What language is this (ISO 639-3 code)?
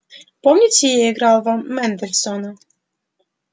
rus